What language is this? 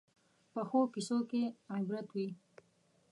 Pashto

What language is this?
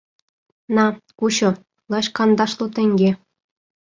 Mari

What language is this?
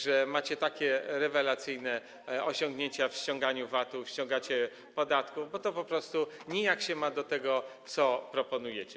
Polish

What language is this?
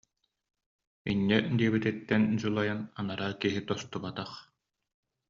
Yakut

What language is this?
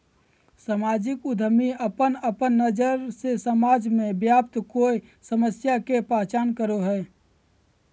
Magahi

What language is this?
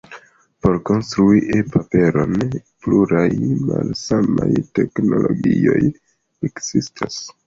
Esperanto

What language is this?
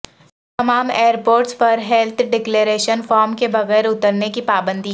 Urdu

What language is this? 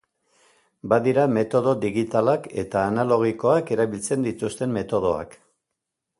Basque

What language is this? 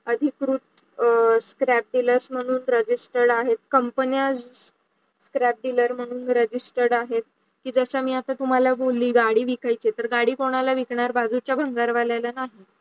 Marathi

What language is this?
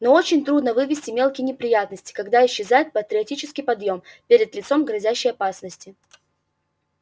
Russian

